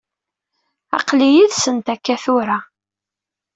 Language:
Kabyle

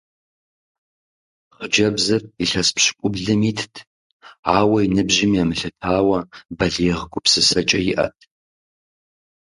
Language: Kabardian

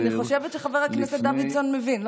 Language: Hebrew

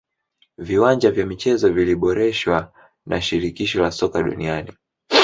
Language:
Swahili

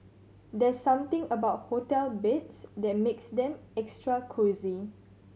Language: English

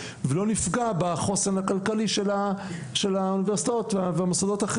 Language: Hebrew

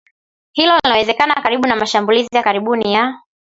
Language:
Swahili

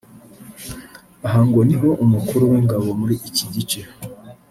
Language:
Kinyarwanda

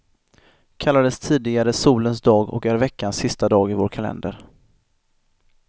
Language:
Swedish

